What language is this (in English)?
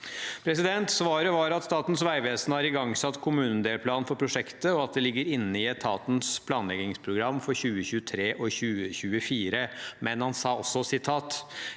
Norwegian